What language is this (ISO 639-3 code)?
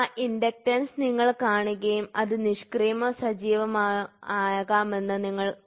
mal